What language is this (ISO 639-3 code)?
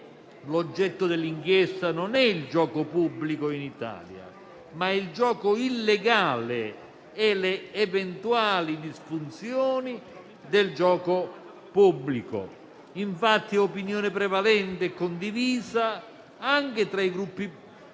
ita